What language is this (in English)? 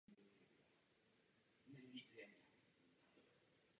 Czech